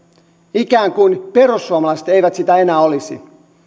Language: Finnish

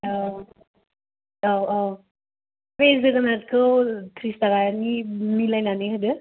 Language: Bodo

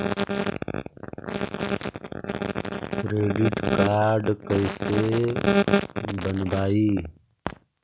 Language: Magahi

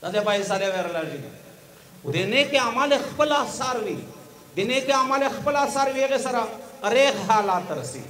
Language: Romanian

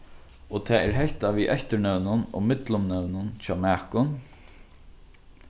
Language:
Faroese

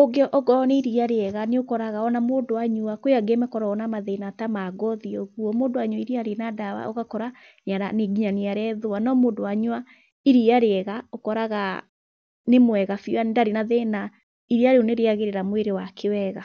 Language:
Kikuyu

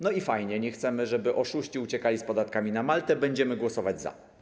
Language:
Polish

